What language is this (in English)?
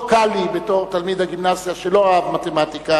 Hebrew